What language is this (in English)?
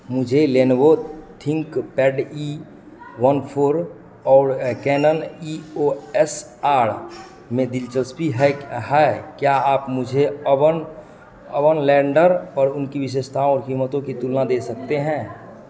Hindi